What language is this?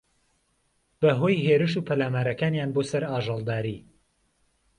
Central Kurdish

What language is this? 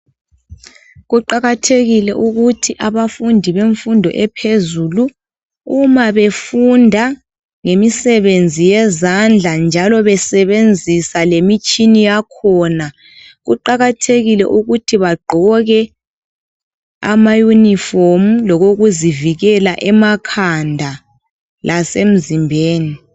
North Ndebele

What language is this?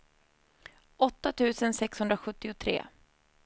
Swedish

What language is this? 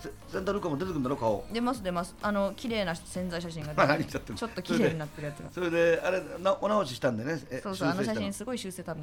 Japanese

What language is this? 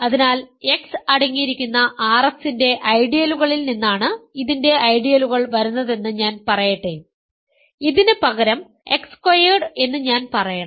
Malayalam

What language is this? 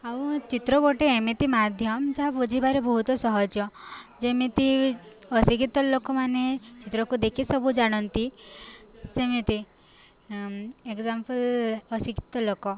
Odia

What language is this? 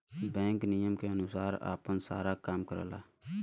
Bhojpuri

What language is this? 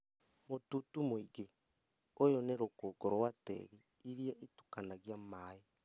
Kikuyu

